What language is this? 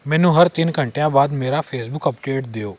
Punjabi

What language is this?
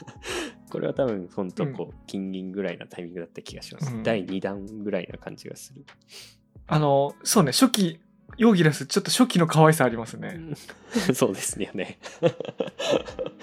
Japanese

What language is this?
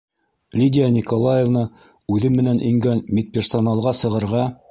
Bashkir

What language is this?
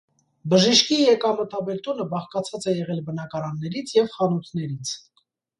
Armenian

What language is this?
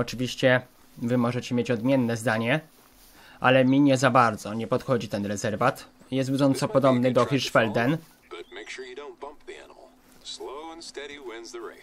Polish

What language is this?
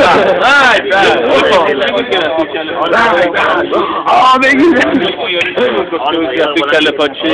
Persian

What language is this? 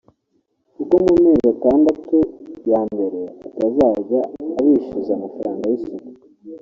Kinyarwanda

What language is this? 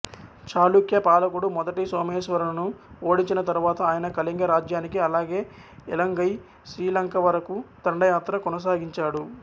Telugu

